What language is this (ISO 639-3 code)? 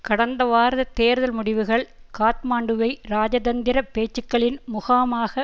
tam